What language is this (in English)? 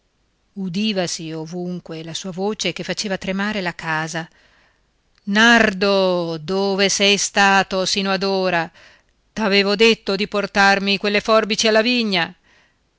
Italian